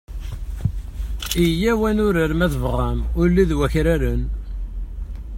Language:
Kabyle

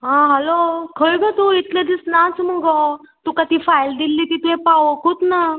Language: Konkani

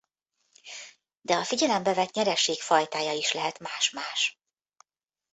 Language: Hungarian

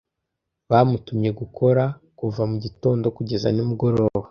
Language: Kinyarwanda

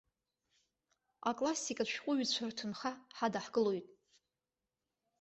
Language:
Abkhazian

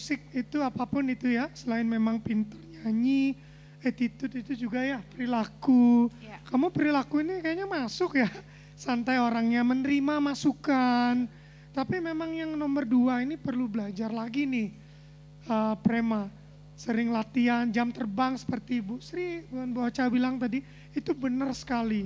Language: Indonesian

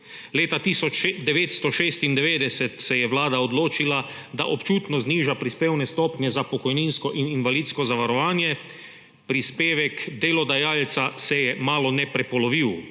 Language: Slovenian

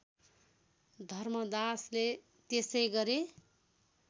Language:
Nepali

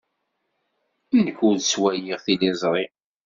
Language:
Kabyle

